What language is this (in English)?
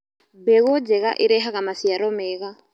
Kikuyu